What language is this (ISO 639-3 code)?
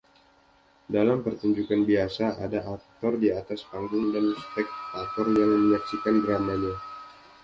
ind